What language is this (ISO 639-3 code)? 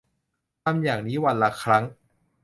tha